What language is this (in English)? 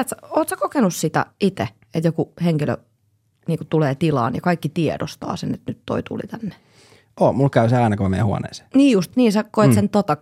Finnish